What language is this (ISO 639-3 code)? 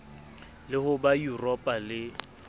sot